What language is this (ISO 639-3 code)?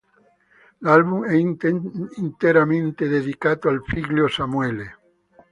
ita